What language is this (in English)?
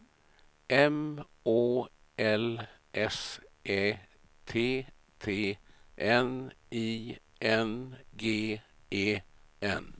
Swedish